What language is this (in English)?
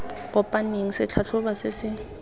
Tswana